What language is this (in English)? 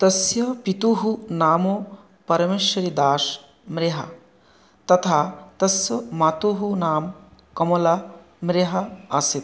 Sanskrit